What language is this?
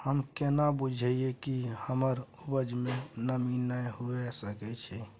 Maithili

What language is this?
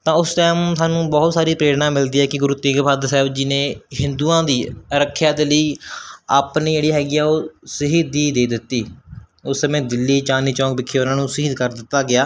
Punjabi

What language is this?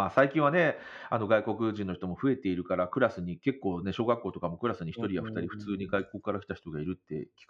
Japanese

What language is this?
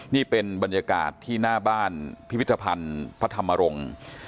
Thai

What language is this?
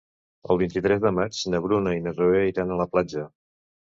Catalan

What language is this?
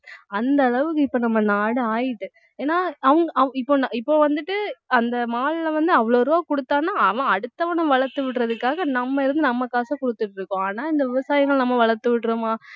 Tamil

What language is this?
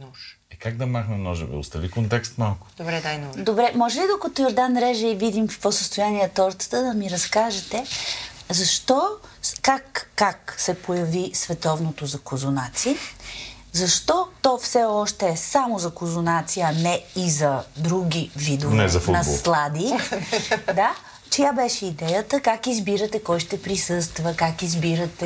Bulgarian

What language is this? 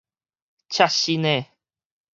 Min Nan Chinese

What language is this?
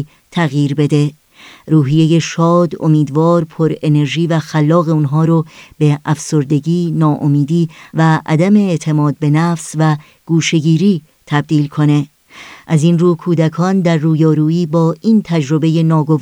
Persian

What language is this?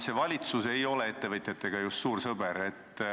Estonian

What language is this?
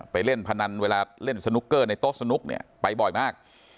Thai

